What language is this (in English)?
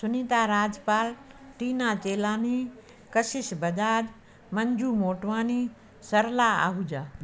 Sindhi